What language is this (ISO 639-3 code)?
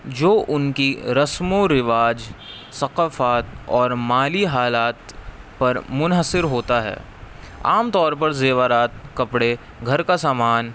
urd